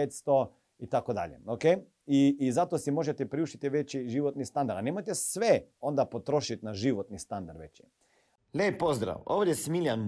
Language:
Croatian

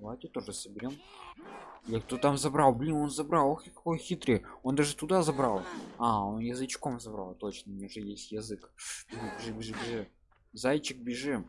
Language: Russian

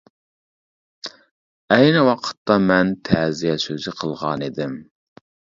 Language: Uyghur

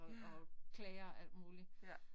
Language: Danish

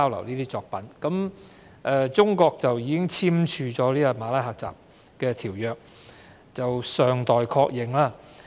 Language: Cantonese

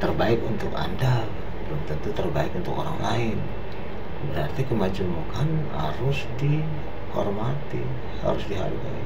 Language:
Indonesian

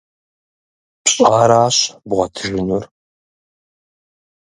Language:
Kabardian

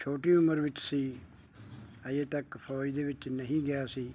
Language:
Punjabi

